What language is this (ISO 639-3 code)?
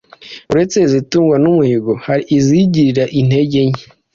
kin